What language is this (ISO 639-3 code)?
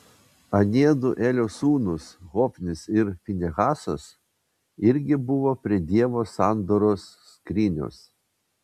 lit